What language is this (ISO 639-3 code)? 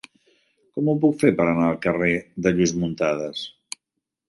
cat